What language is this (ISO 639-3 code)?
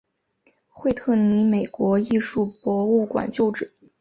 zho